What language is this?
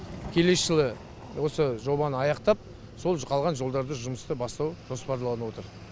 Kazakh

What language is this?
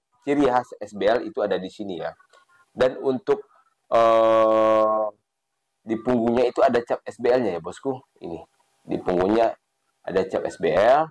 Indonesian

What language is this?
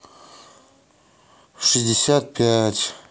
Russian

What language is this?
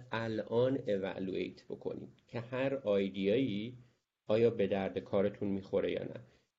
Persian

